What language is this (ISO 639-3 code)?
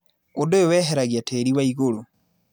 kik